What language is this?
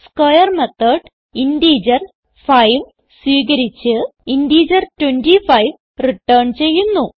Malayalam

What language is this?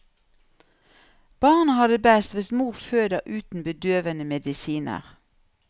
Norwegian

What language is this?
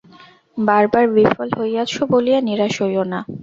Bangla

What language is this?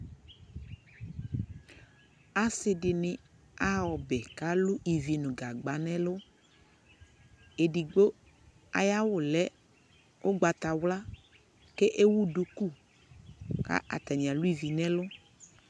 Ikposo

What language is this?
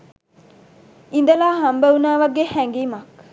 Sinhala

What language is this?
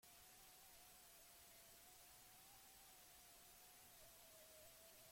Basque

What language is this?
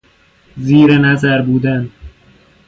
Persian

